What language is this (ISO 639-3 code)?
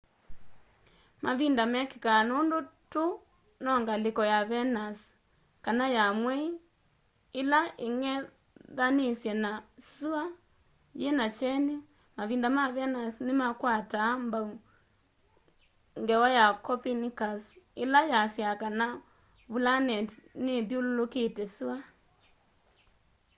kam